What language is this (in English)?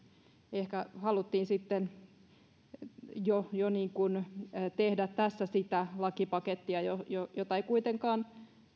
Finnish